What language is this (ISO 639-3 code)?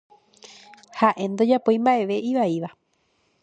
grn